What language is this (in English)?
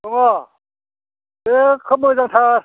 Bodo